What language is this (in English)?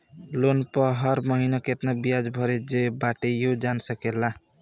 Bhojpuri